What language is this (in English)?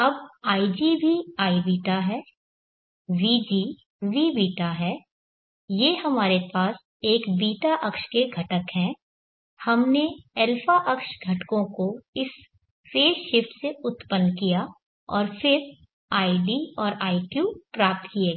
Hindi